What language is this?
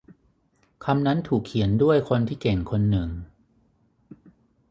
Thai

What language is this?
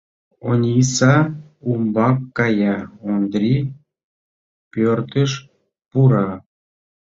Mari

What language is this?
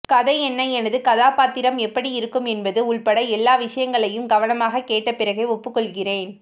Tamil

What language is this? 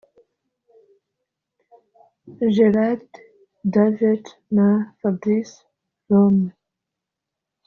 Kinyarwanda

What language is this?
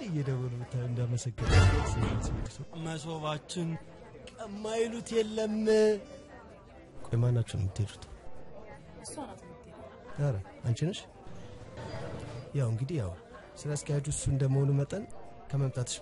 Turkish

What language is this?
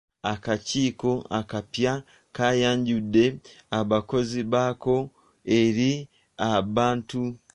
Ganda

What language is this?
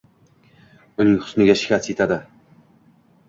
Uzbek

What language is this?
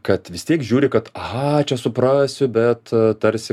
Lithuanian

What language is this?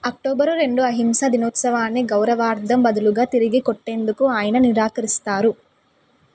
Telugu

